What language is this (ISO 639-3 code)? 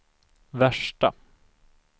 swe